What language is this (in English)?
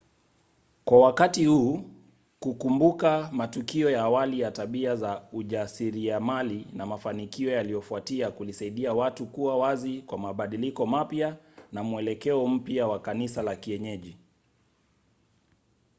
Swahili